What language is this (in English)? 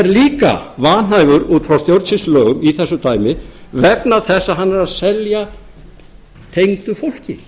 Icelandic